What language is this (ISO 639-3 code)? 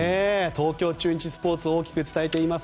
jpn